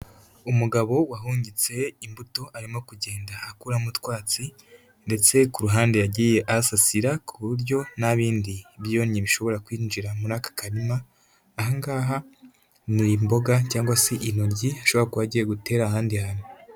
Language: Kinyarwanda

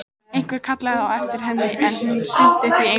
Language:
Icelandic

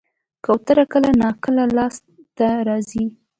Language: Pashto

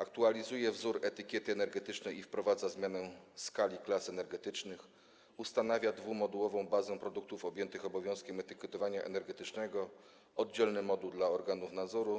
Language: Polish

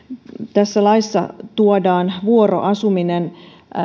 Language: Finnish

